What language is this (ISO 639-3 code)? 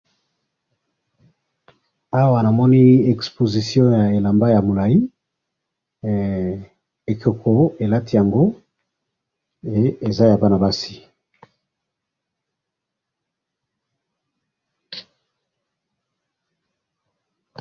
lin